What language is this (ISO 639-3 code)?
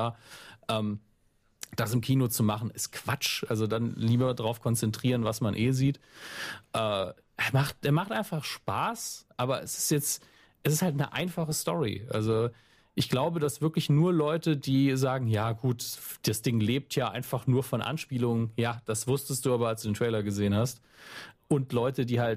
deu